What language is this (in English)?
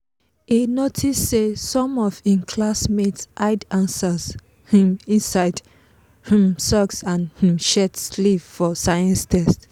Nigerian Pidgin